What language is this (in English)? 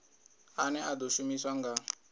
Venda